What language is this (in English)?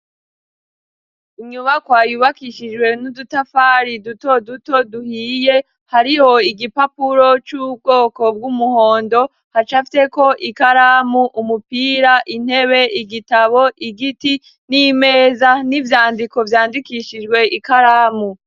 Rundi